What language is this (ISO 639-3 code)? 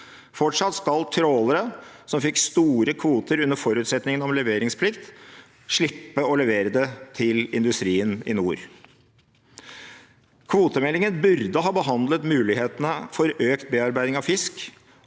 nor